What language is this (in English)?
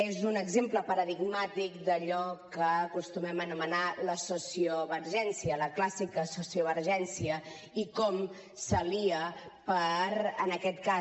Catalan